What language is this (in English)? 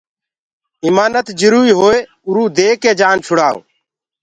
Gurgula